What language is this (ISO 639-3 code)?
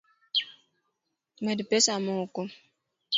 luo